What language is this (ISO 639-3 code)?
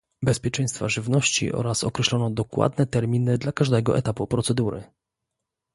pol